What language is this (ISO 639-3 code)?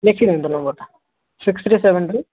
ori